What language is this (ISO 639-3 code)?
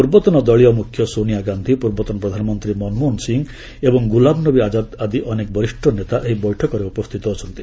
ori